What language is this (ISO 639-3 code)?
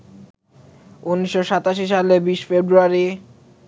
ben